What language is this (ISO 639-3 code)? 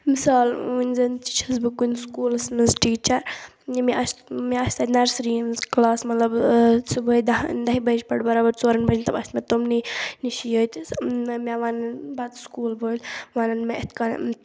kas